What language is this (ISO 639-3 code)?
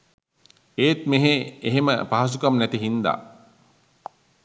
sin